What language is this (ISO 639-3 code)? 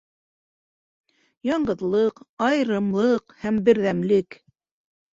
bak